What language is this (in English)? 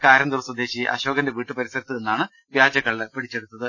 Malayalam